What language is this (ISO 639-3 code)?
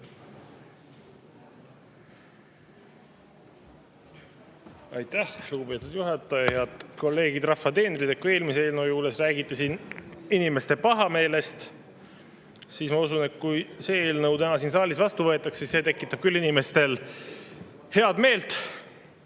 est